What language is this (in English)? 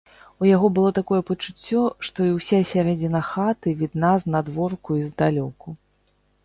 Belarusian